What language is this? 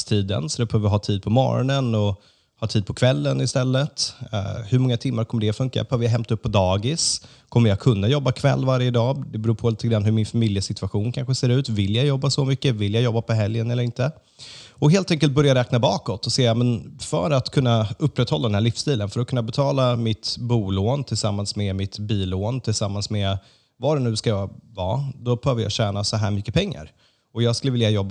Swedish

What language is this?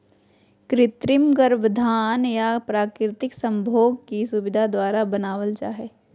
Magahi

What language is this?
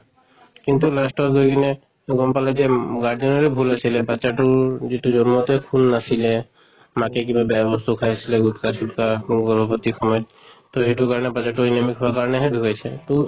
Assamese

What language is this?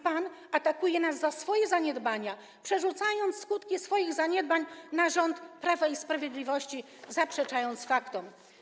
Polish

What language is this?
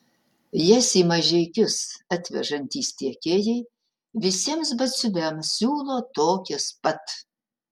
Lithuanian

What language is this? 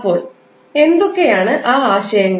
Malayalam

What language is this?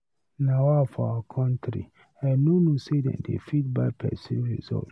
Nigerian Pidgin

